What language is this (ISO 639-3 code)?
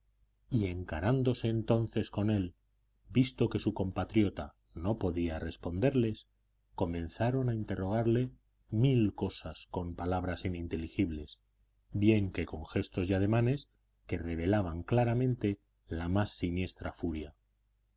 spa